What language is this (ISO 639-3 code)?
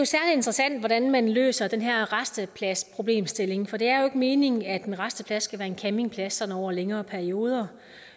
dan